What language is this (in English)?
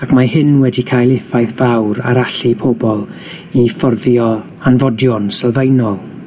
Welsh